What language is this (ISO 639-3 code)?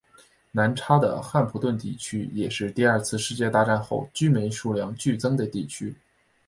zho